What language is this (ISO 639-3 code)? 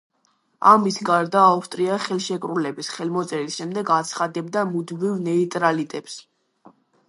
kat